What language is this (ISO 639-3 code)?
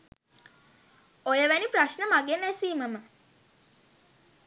sin